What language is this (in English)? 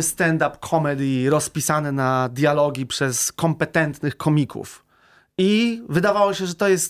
Polish